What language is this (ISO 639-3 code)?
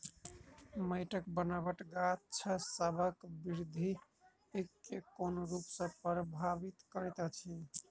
mai